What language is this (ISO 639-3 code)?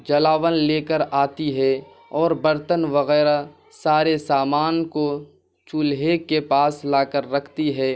urd